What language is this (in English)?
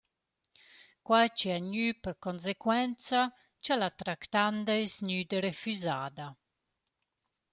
Romansh